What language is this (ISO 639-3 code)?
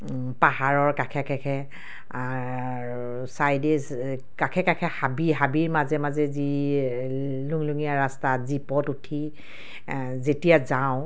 asm